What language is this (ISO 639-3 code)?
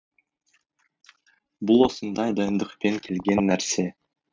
kaz